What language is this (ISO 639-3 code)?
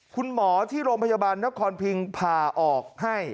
tha